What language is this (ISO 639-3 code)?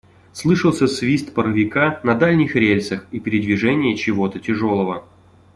rus